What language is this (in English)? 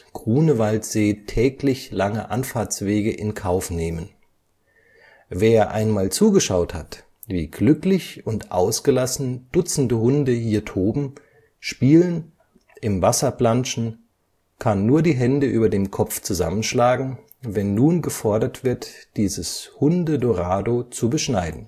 German